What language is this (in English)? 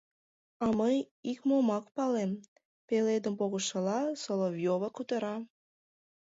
Mari